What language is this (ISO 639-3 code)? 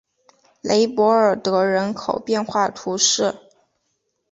zho